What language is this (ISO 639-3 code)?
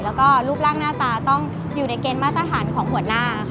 tha